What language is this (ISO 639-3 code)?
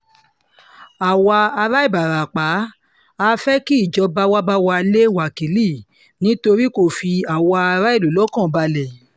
yor